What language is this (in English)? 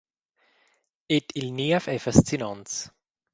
Romansh